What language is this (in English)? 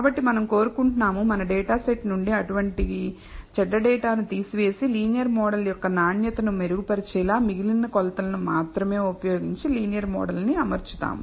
Telugu